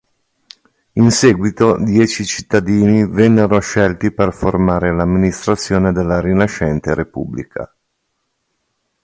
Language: Italian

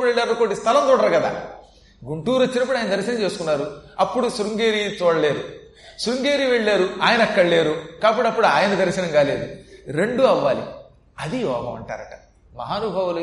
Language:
Telugu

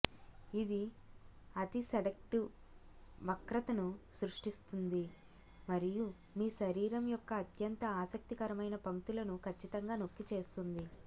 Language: Telugu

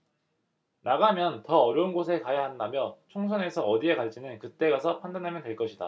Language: Korean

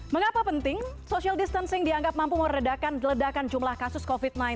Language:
Indonesian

